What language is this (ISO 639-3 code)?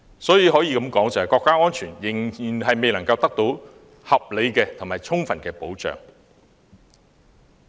yue